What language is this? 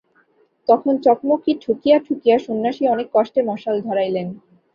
Bangla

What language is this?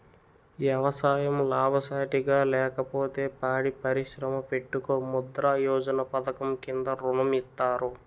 Telugu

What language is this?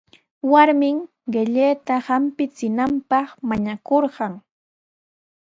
Sihuas Ancash Quechua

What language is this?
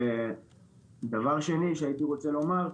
Hebrew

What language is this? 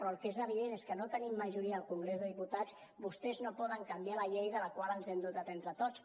Catalan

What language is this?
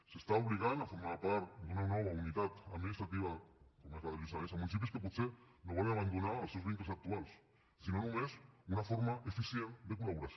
Catalan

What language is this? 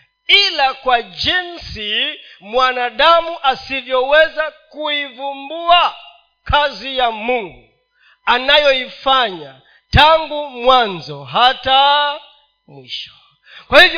Swahili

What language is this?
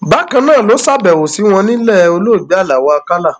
Yoruba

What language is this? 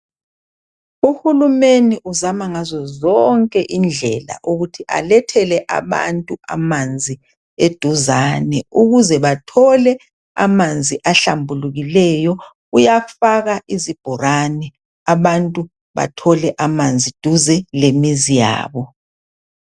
North Ndebele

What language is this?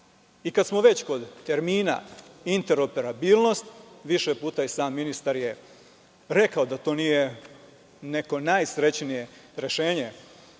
Serbian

